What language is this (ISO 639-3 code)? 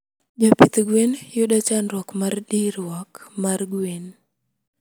luo